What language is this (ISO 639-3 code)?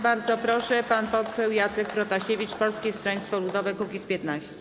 pol